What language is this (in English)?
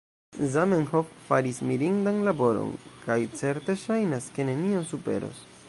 Esperanto